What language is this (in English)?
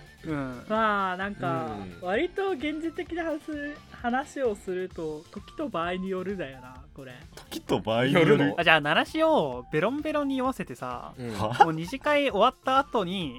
Japanese